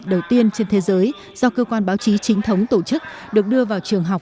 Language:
Vietnamese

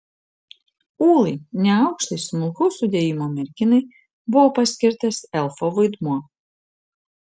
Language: Lithuanian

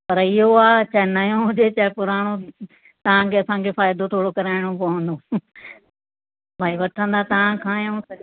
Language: Sindhi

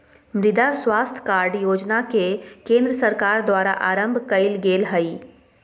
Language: Magahi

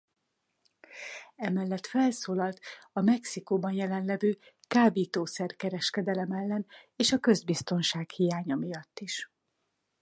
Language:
Hungarian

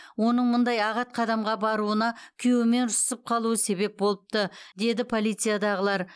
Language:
Kazakh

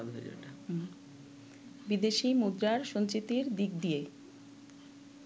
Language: Bangla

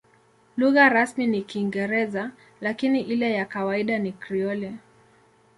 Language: Swahili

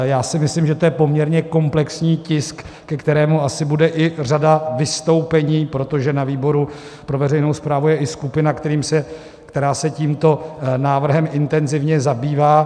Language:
Czech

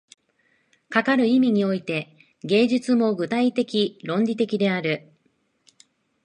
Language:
Japanese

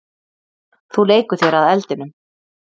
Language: Icelandic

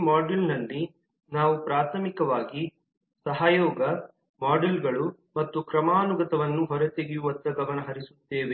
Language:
Kannada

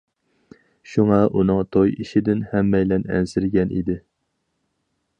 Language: Uyghur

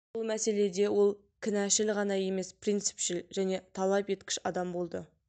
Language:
Kazakh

